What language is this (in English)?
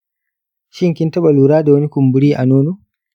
Hausa